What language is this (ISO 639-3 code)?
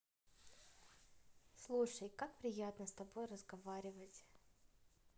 rus